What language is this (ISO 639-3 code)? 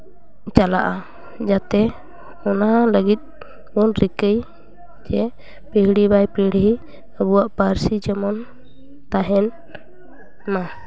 sat